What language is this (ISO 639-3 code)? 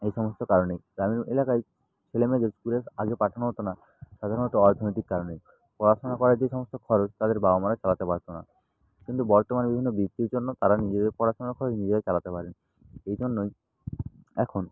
ben